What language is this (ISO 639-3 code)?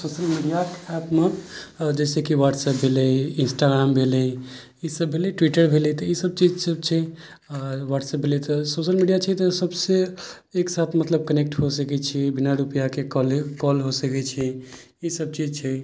mai